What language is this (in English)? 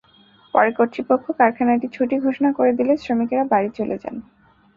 Bangla